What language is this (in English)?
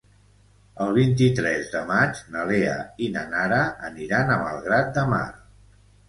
Catalan